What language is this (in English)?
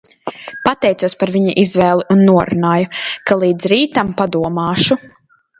Latvian